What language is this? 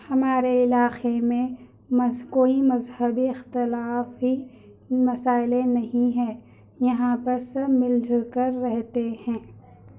Urdu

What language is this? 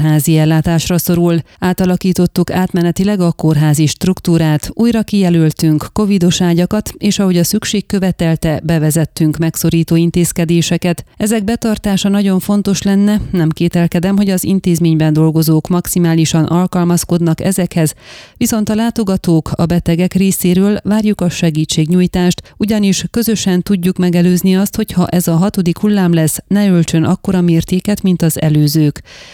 Hungarian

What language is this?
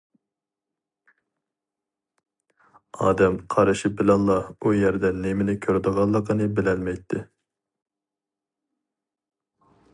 Uyghur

